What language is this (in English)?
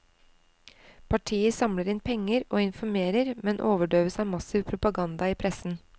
Norwegian